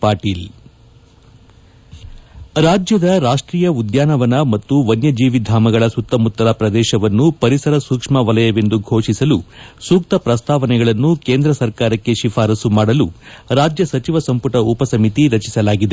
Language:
Kannada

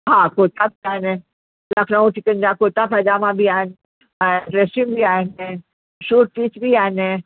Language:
Sindhi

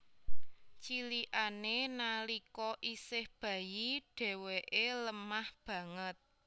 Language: Javanese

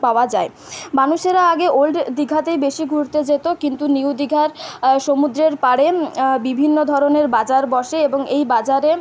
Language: Bangla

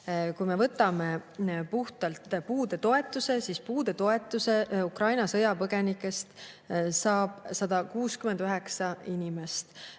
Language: Estonian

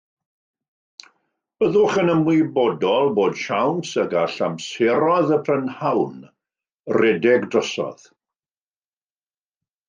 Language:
Welsh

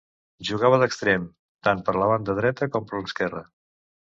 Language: Catalan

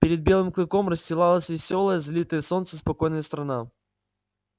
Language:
Russian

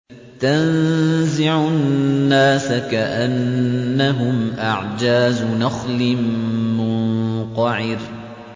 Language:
Arabic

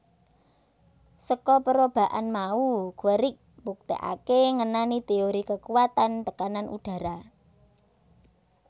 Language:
Javanese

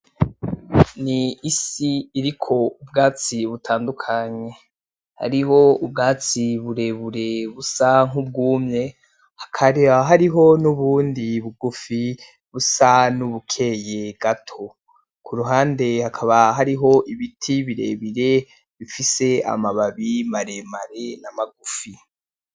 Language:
Rundi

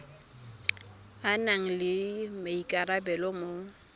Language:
Tswana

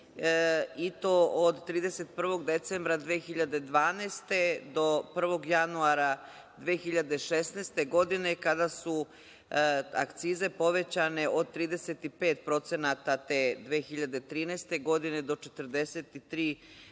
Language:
Serbian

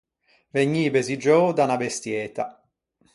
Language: Ligurian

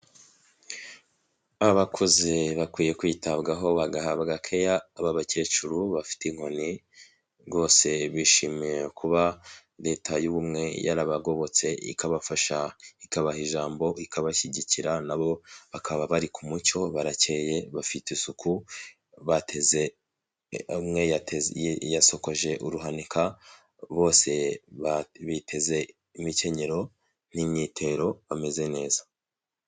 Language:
Kinyarwanda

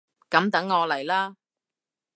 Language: Cantonese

